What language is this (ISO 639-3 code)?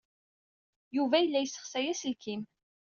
kab